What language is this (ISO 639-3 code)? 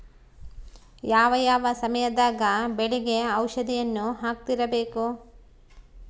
kan